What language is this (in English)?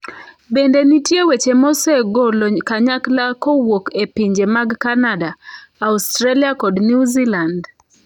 Luo (Kenya and Tanzania)